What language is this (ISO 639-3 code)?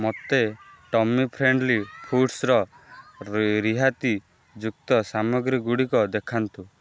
ori